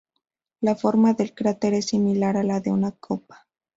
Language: Spanish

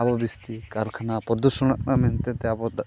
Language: Santali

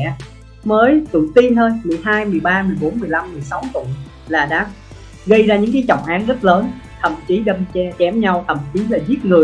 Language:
Vietnamese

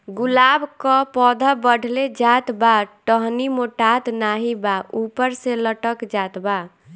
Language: Bhojpuri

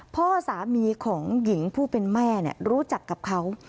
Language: Thai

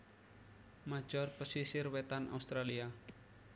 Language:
Javanese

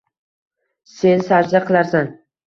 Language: Uzbek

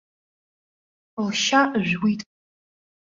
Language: Abkhazian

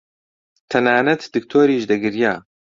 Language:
Central Kurdish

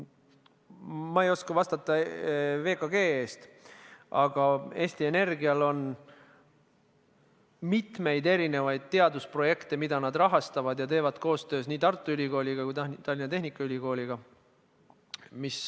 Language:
Estonian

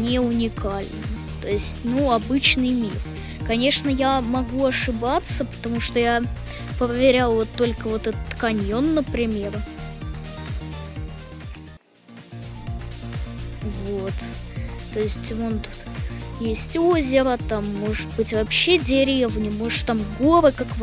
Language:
Russian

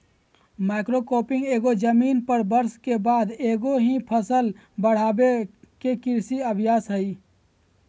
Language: Magahi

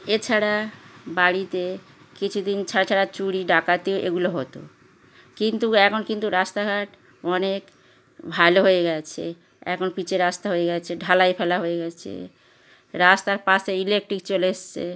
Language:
Bangla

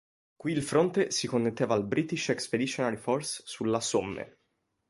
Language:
Italian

